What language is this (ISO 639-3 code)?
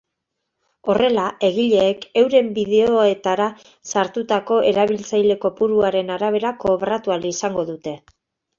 eus